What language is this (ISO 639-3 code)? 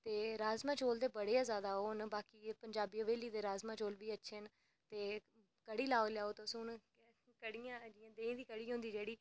doi